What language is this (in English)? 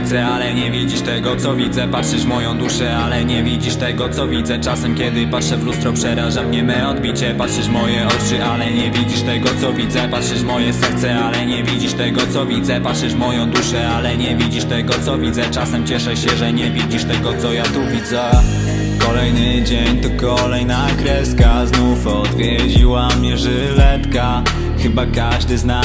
Polish